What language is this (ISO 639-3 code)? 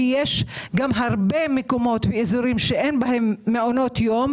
heb